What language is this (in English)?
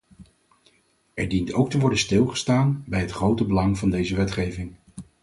Dutch